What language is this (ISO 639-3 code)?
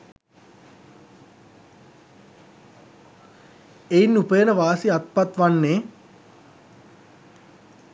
sin